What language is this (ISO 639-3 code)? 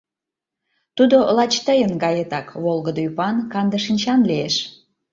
chm